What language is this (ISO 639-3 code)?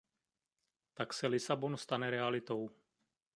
ces